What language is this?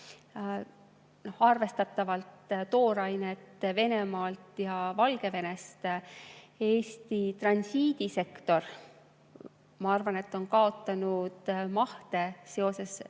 Estonian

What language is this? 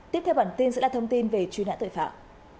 Vietnamese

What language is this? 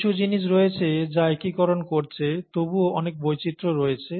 Bangla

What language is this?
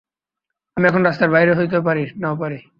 Bangla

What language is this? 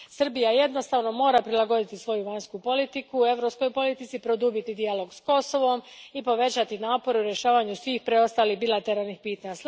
Croatian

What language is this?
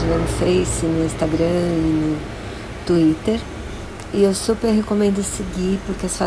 Portuguese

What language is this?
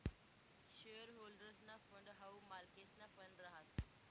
Marathi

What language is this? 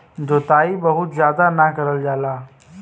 Bhojpuri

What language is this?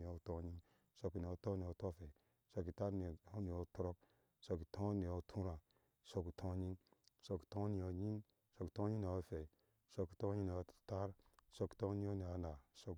Ashe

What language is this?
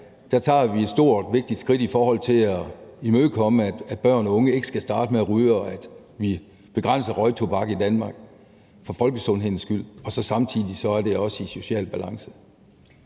Danish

